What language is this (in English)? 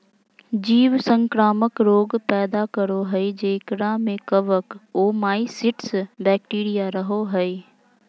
Magahi